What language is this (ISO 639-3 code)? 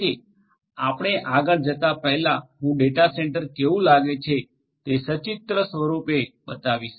guj